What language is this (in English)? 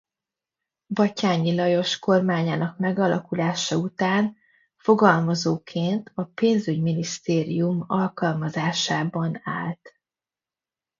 Hungarian